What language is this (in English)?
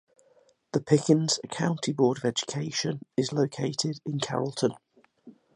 English